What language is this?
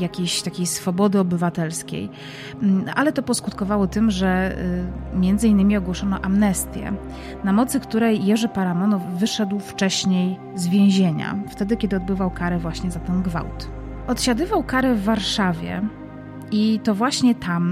Polish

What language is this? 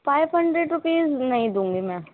Urdu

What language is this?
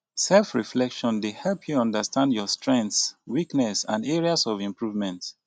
Nigerian Pidgin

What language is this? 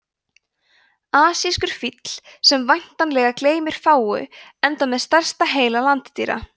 Icelandic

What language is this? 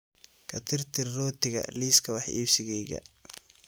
Somali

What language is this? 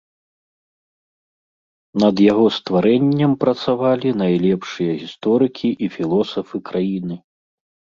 Belarusian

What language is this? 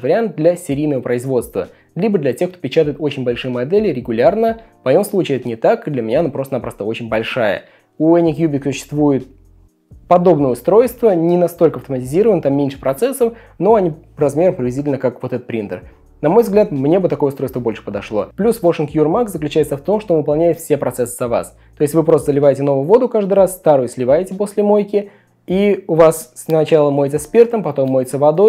Russian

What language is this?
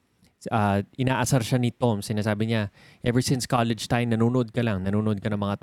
Filipino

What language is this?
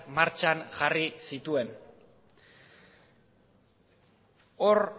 Basque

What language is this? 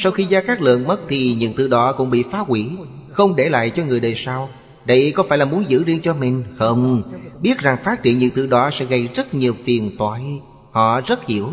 Vietnamese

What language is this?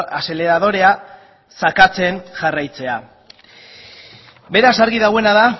Basque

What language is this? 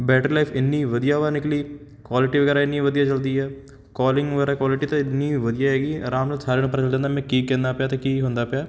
Punjabi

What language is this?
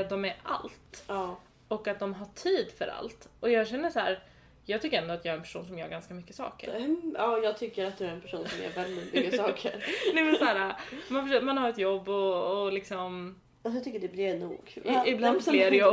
Swedish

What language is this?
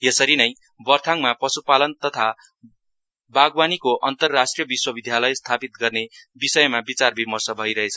Nepali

